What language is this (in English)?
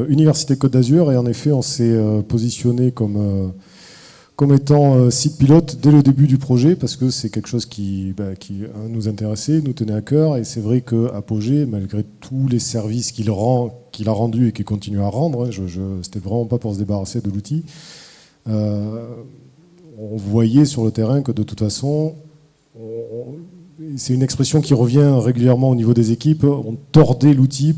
French